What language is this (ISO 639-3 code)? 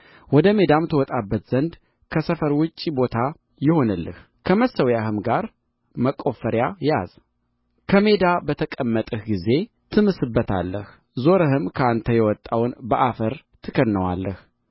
amh